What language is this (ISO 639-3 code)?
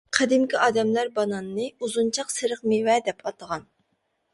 uig